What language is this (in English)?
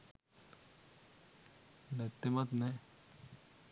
Sinhala